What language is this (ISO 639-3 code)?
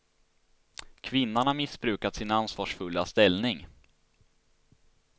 swe